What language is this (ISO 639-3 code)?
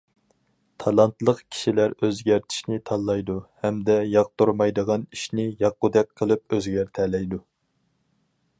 uig